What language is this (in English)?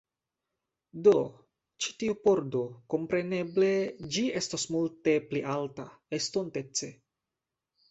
Esperanto